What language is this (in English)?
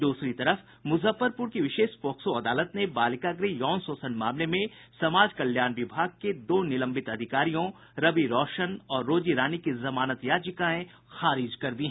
Hindi